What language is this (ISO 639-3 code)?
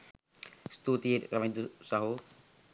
sin